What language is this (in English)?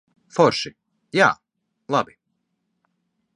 Latvian